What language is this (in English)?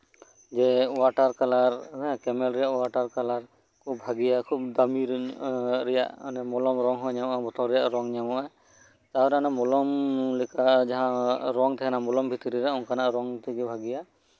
Santali